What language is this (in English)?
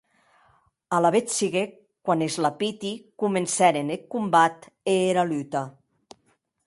Occitan